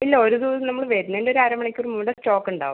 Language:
Malayalam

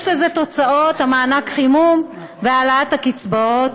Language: Hebrew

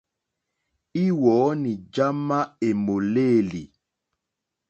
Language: Mokpwe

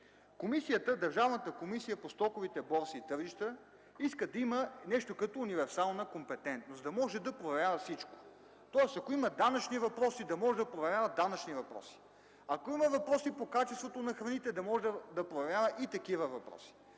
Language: Bulgarian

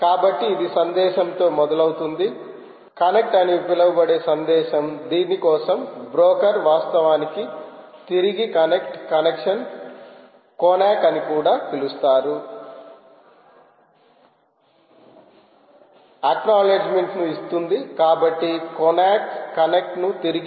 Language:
Telugu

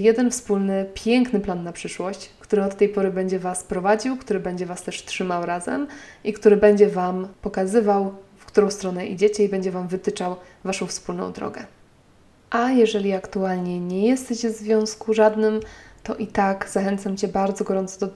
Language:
Polish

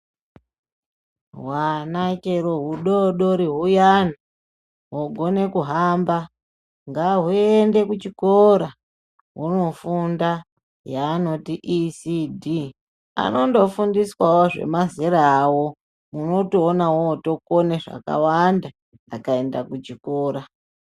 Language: Ndau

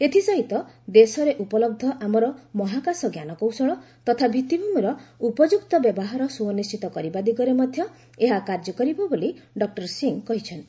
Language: Odia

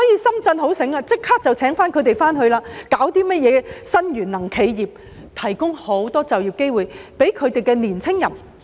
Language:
Cantonese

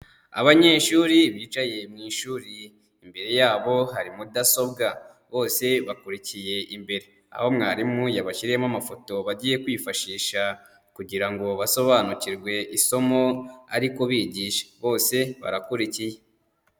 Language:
Kinyarwanda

